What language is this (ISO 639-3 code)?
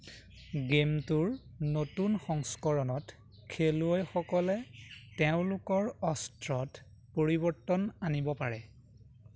asm